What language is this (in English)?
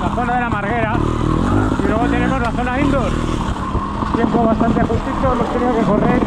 Spanish